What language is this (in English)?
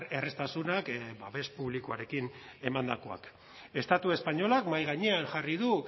Basque